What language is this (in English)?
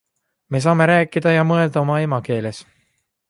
Estonian